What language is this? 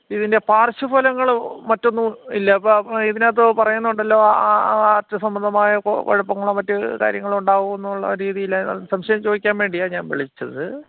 Malayalam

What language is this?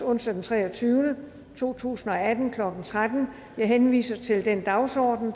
Danish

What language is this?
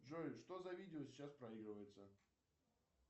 Russian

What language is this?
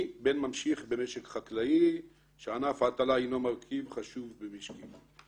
Hebrew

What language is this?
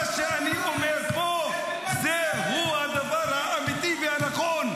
Hebrew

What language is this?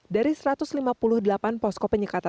Indonesian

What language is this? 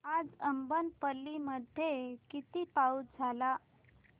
Marathi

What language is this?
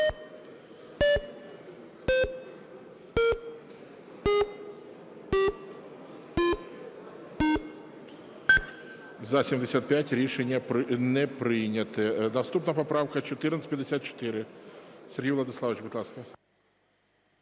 Ukrainian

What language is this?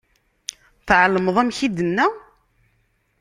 Kabyle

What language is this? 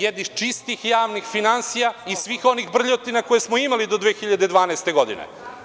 Serbian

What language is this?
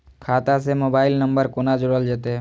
Maithili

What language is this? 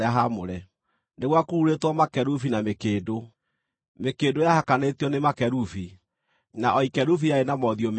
Kikuyu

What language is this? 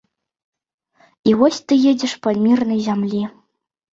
Belarusian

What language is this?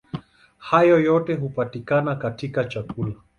Swahili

